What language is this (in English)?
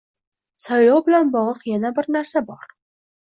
Uzbek